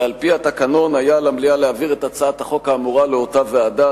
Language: Hebrew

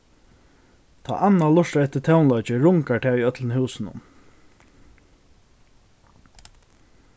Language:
Faroese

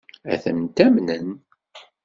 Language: Kabyle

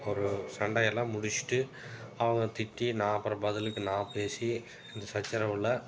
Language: Tamil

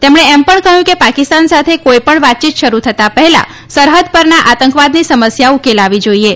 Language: Gujarati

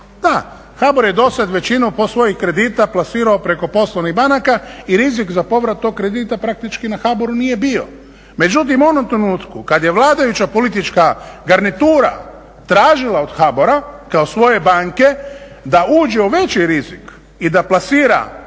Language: Croatian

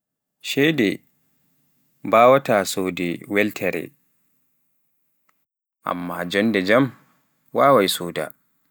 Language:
Pular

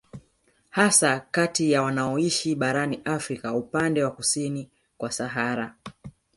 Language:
Swahili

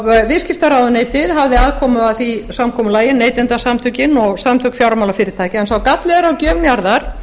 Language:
Icelandic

